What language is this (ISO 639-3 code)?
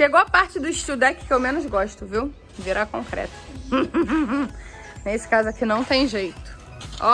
por